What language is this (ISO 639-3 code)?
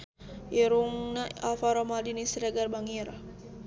sun